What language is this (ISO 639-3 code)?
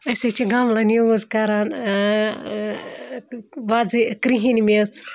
kas